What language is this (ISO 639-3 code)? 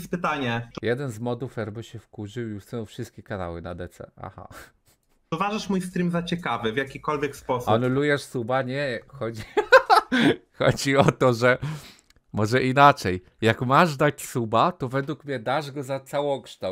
pol